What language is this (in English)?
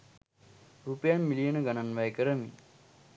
Sinhala